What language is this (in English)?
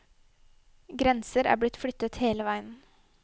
Norwegian